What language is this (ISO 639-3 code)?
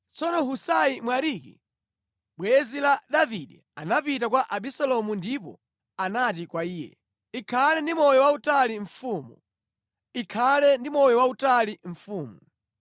nya